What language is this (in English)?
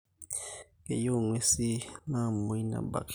Masai